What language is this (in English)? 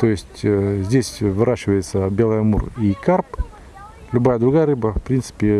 Russian